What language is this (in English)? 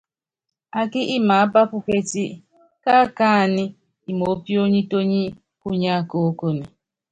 Yangben